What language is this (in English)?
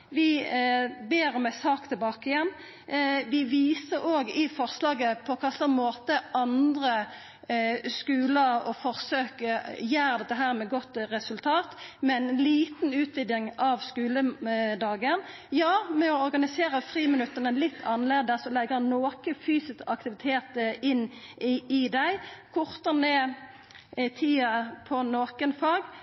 Norwegian Nynorsk